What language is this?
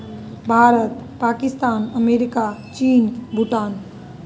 Maithili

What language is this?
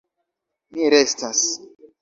Esperanto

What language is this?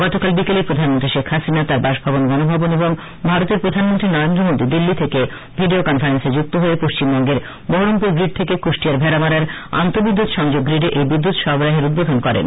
Bangla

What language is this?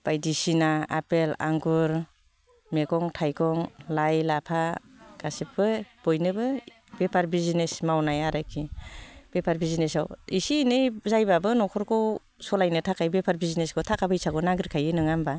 Bodo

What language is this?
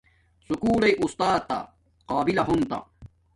Domaaki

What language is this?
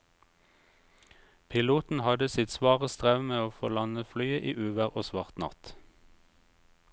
Norwegian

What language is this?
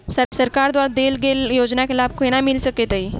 Maithili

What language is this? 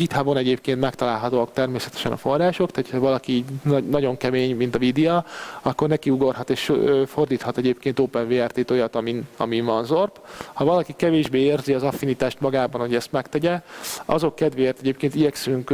Hungarian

